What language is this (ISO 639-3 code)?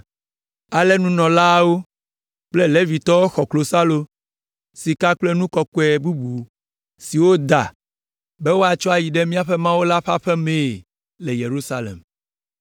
ewe